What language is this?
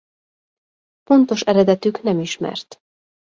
Hungarian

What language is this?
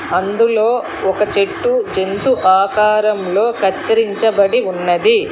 Telugu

